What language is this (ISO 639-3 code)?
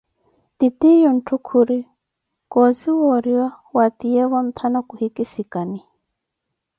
eko